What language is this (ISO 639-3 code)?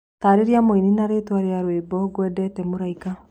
kik